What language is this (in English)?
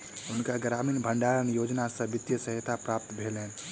Maithili